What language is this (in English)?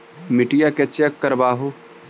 Magahi